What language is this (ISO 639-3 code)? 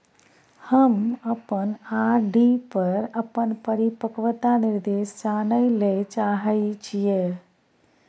mai